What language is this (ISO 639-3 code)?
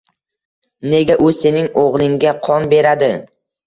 uzb